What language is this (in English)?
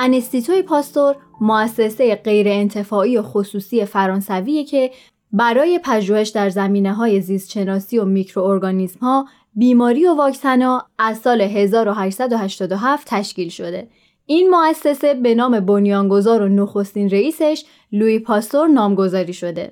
Persian